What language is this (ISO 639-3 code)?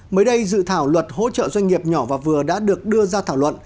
vie